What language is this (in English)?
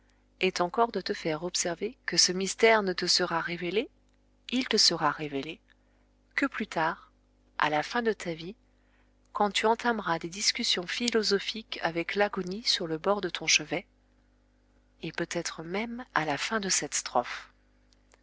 French